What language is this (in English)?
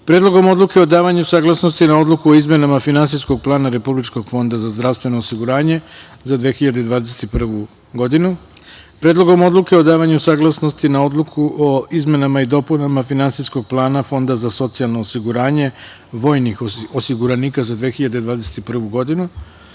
Serbian